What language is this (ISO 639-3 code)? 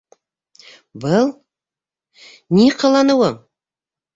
bak